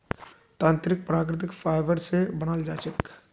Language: Magahi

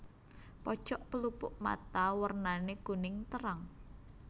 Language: Javanese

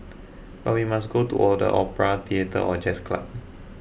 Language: English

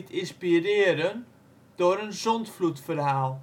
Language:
Dutch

